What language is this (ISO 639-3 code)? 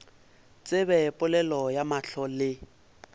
nso